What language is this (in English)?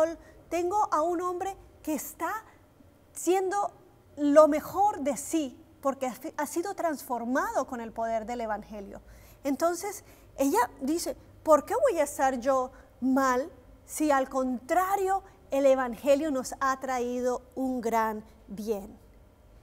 Spanish